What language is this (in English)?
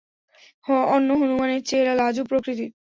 Bangla